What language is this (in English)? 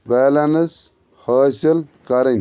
Kashmiri